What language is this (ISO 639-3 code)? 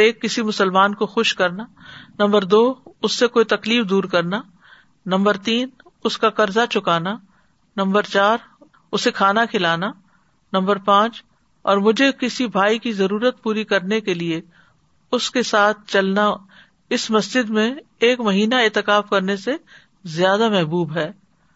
urd